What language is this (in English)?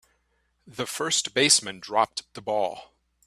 English